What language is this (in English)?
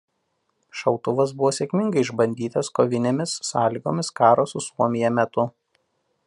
Lithuanian